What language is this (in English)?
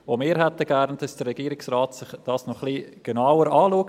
Swiss German